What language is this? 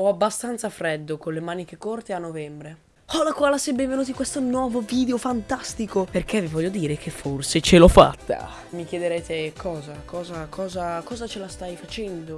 Italian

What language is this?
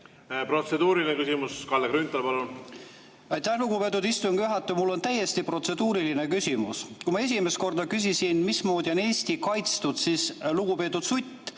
Estonian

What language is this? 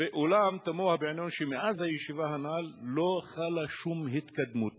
Hebrew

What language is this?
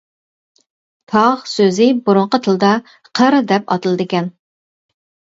Uyghur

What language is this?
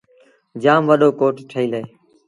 Sindhi Bhil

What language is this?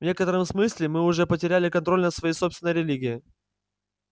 Russian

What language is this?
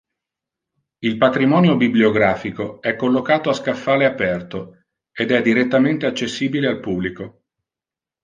Italian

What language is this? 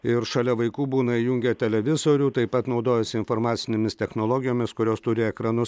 Lithuanian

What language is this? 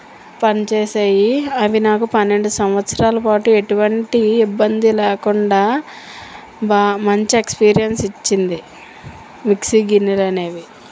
Telugu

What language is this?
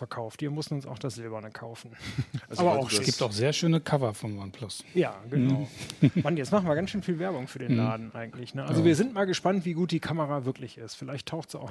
German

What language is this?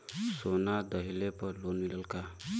Bhojpuri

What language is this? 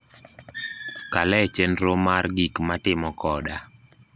Luo (Kenya and Tanzania)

